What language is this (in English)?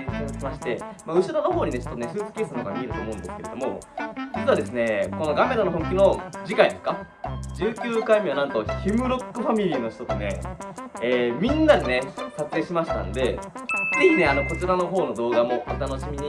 Japanese